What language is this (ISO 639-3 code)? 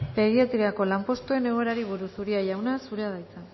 eus